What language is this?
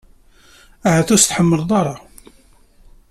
Kabyle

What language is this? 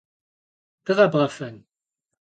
Kabardian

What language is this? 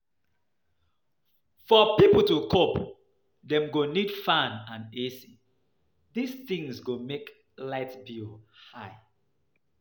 Nigerian Pidgin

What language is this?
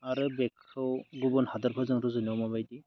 Bodo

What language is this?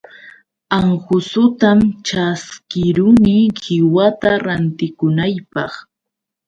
Yauyos Quechua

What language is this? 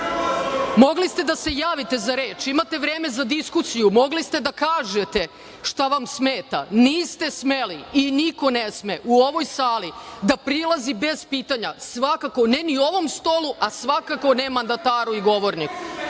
Serbian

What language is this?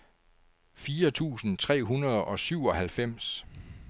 Danish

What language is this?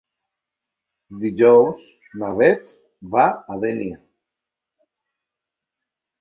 Catalan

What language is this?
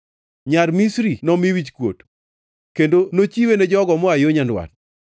Luo (Kenya and Tanzania)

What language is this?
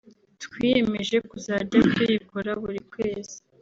Kinyarwanda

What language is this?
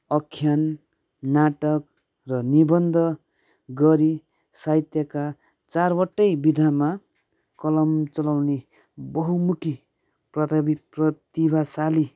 Nepali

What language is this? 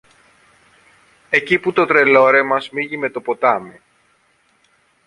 Greek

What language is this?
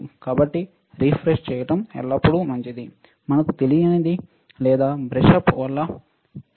Telugu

